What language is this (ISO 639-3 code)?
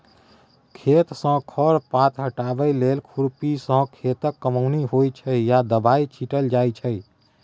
mai